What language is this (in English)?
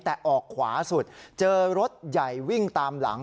Thai